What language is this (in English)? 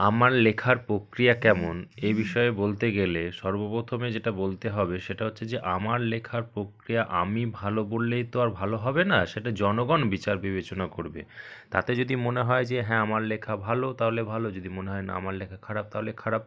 Bangla